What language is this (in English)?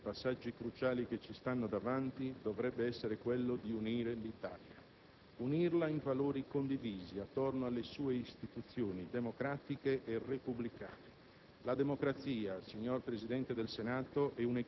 Italian